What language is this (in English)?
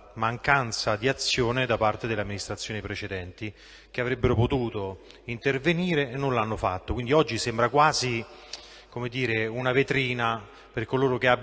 Italian